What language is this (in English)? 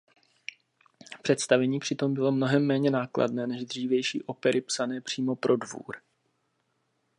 Czech